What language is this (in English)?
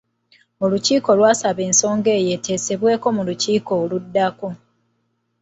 Ganda